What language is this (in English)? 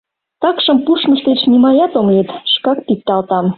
Mari